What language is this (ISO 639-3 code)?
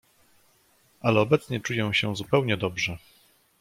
pol